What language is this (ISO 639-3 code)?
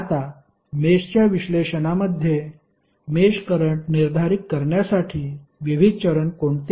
mar